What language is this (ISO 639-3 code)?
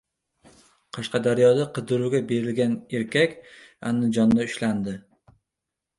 uzb